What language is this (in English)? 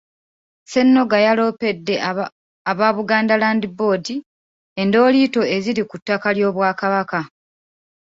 Ganda